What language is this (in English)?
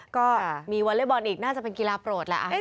Thai